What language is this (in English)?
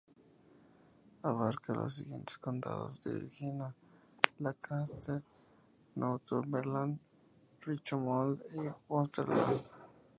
Spanish